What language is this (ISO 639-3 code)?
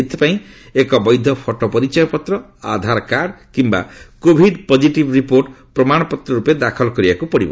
ori